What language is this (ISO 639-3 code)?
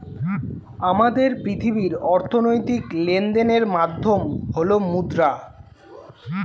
ben